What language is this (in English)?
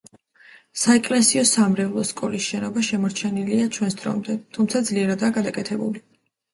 Georgian